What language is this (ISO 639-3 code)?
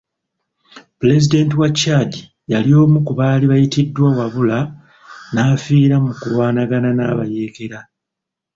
lug